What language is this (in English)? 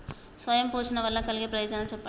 Telugu